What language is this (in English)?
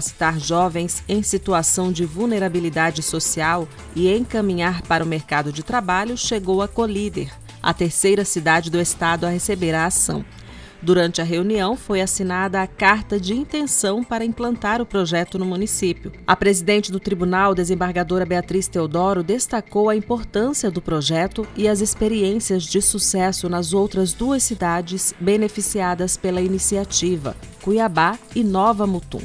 Portuguese